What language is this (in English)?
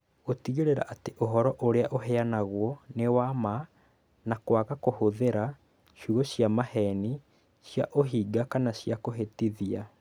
Kikuyu